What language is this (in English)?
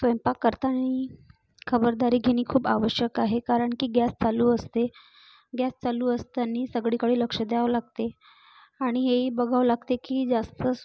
Marathi